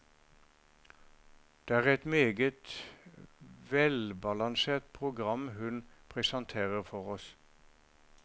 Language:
Norwegian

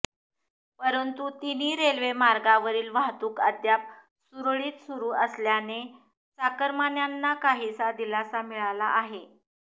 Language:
Marathi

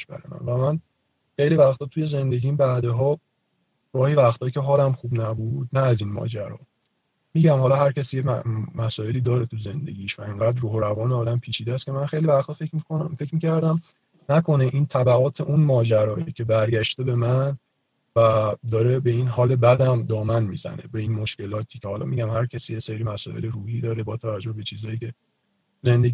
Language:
Persian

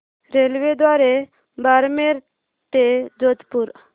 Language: Marathi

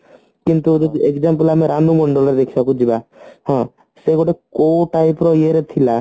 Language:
Odia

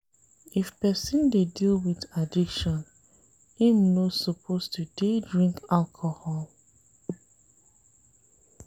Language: Nigerian Pidgin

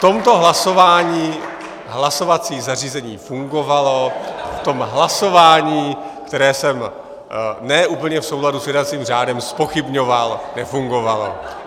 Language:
Czech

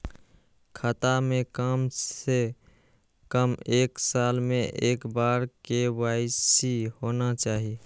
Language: Maithili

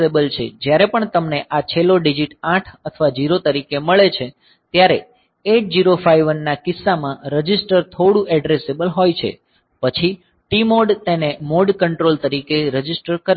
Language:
Gujarati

